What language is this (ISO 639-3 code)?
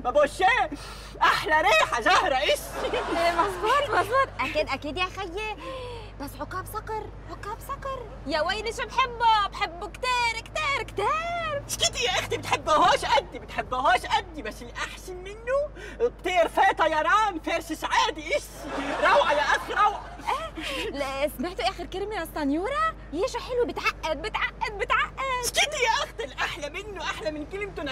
ara